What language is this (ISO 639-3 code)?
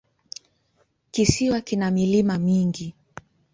swa